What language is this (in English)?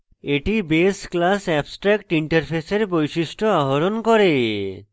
Bangla